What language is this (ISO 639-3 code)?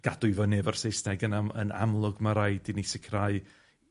cym